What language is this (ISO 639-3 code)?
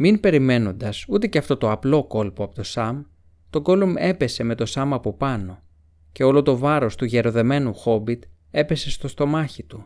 ell